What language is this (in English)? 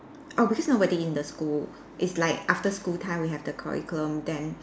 English